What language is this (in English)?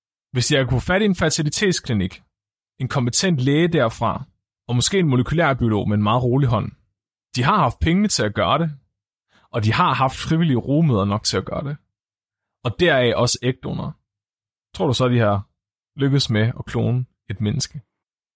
Danish